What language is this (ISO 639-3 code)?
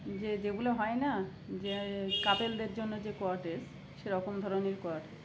ben